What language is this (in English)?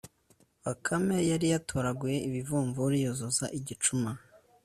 Kinyarwanda